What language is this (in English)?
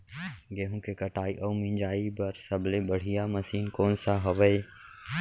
Chhattisgarhi